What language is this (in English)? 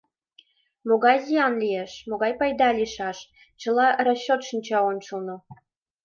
Mari